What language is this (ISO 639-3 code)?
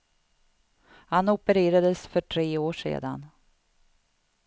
swe